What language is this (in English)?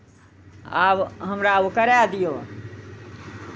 Maithili